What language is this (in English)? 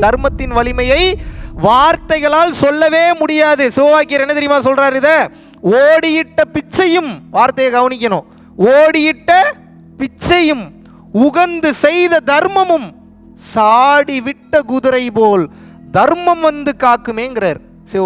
Indonesian